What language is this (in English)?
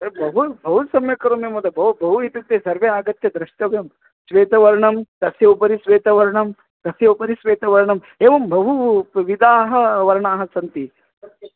Sanskrit